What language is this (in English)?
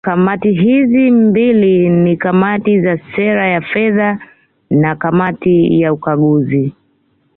Swahili